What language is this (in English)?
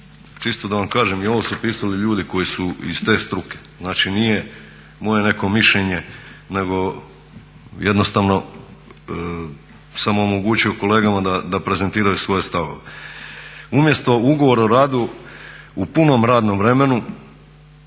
Croatian